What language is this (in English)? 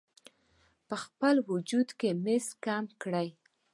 Pashto